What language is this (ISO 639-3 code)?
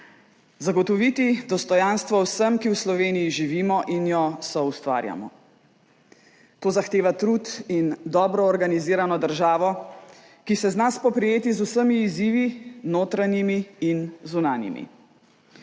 slv